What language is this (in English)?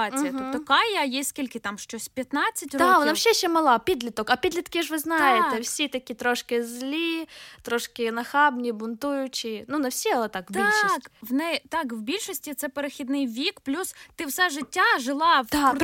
Ukrainian